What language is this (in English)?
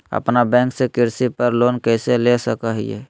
Magahi